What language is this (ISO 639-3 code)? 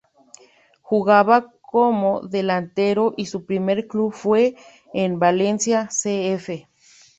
spa